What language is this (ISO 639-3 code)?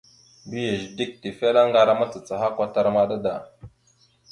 mxu